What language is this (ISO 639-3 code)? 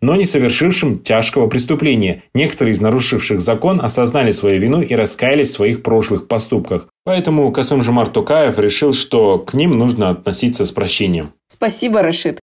rus